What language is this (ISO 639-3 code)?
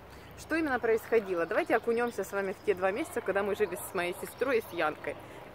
rus